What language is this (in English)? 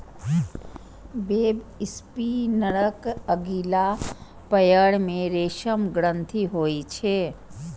Maithili